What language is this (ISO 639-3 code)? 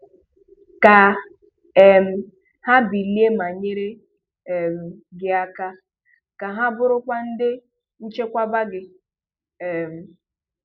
ibo